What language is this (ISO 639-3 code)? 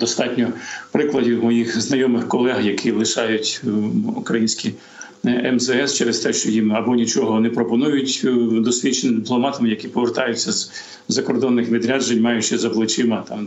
ukr